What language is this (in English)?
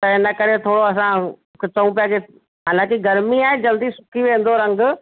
Sindhi